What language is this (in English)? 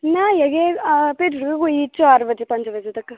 Dogri